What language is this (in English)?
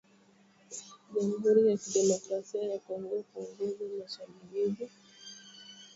Swahili